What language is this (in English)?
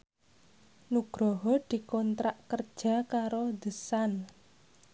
Javanese